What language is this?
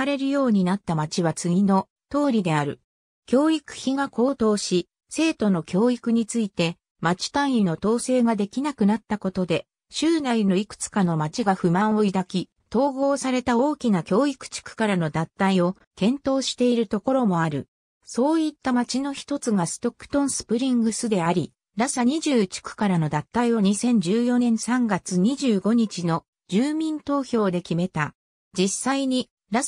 Japanese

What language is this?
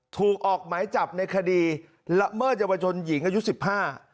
Thai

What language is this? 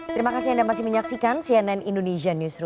Indonesian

